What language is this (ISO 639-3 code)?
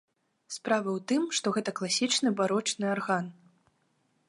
bel